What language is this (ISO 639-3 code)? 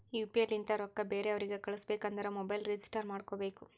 kan